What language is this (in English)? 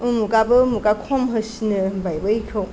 Bodo